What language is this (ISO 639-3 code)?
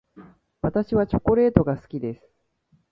jpn